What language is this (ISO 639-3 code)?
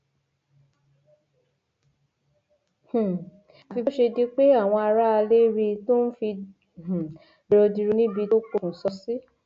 yor